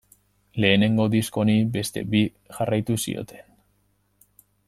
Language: Basque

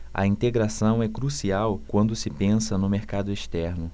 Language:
Portuguese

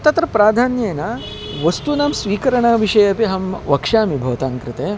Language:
Sanskrit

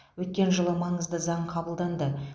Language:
Kazakh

